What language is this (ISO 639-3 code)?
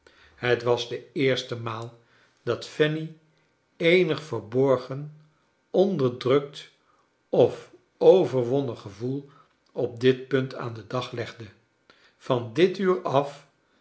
nld